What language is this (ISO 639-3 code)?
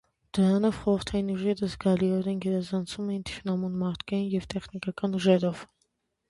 hye